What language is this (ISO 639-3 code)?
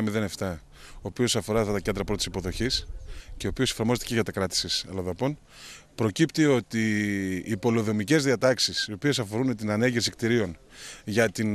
ell